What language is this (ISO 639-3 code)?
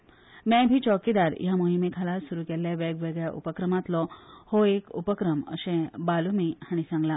kok